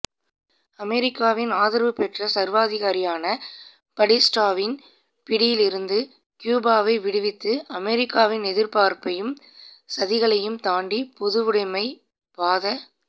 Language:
Tamil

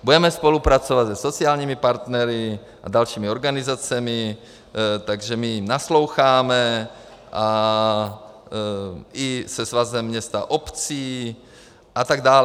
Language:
Czech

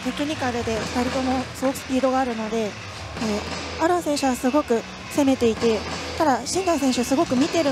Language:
Japanese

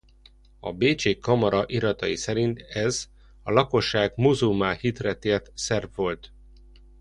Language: Hungarian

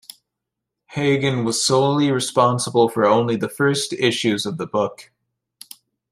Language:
English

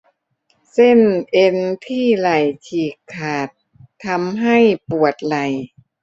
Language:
Thai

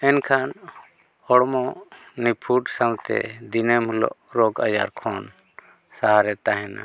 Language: Santali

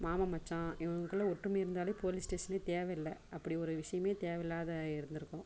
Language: Tamil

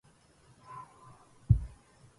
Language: Arabic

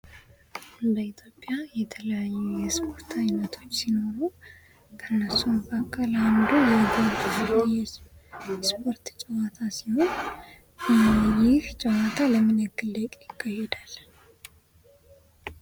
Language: Amharic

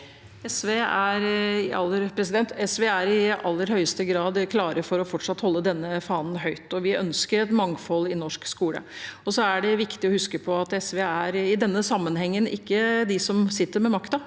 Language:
Norwegian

